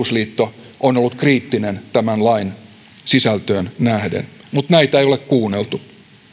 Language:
Finnish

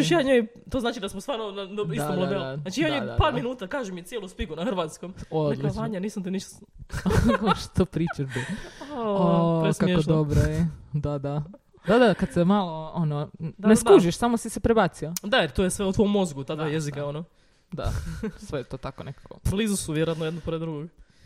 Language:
Croatian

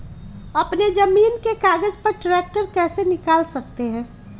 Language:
Magahi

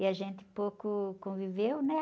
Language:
Portuguese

